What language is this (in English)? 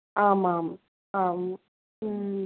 Sanskrit